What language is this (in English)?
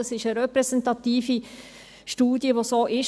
Swiss German